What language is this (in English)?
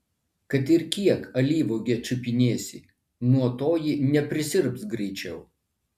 Lithuanian